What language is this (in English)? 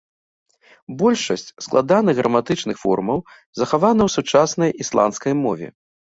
Belarusian